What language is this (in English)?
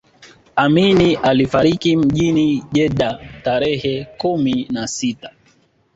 Swahili